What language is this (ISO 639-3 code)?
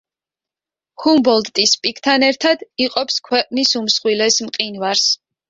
kat